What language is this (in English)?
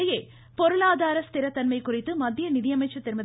Tamil